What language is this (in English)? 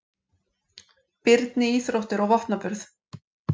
Icelandic